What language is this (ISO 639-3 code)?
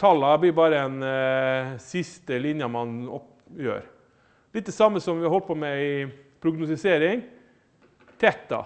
nor